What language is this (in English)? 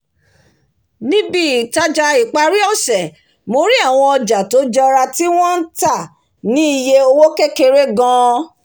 Yoruba